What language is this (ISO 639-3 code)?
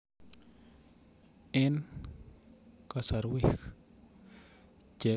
kln